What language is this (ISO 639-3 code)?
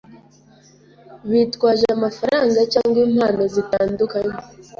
kin